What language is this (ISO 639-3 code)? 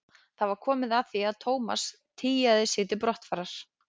isl